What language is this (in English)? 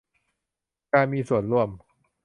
Thai